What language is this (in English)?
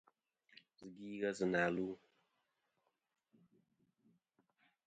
Kom